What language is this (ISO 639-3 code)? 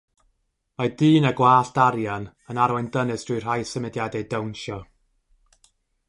cym